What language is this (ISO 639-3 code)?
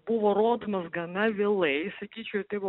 lit